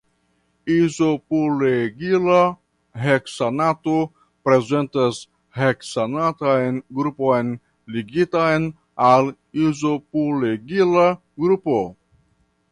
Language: Esperanto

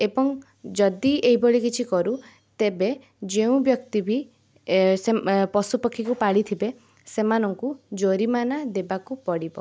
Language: Odia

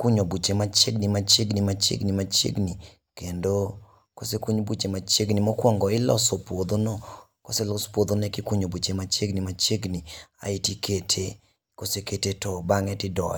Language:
Luo (Kenya and Tanzania)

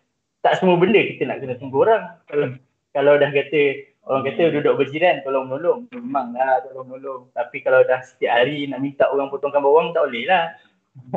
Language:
Malay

